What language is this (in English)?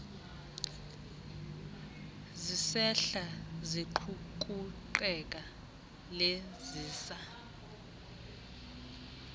Xhosa